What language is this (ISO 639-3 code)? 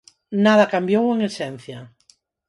glg